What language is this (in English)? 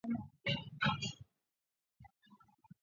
Swahili